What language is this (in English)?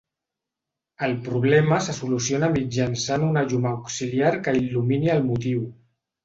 Catalan